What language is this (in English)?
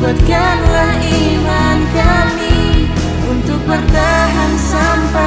Indonesian